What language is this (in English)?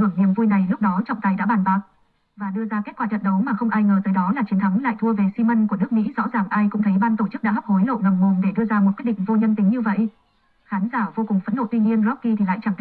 Vietnamese